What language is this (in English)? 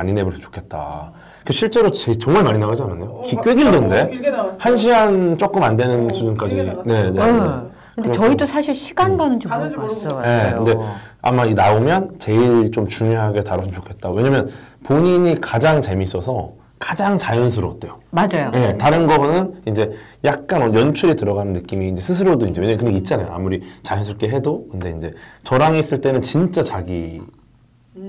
Korean